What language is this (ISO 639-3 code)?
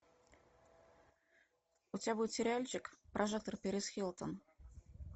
rus